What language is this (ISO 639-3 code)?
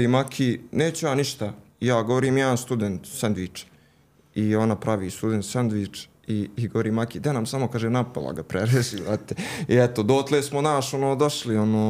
hrv